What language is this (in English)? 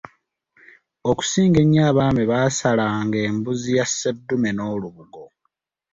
Ganda